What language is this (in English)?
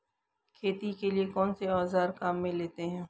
Hindi